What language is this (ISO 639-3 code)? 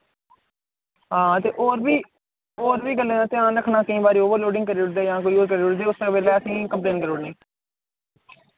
doi